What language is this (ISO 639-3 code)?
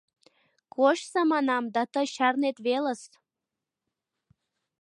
chm